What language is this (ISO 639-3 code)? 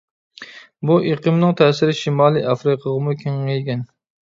uig